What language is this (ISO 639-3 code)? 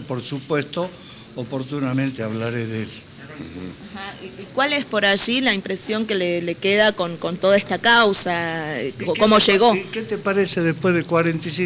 spa